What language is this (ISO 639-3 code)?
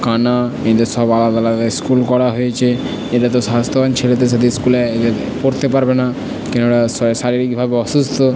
ben